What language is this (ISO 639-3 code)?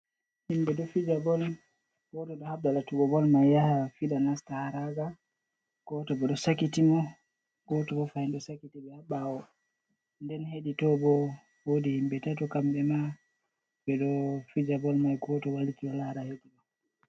ful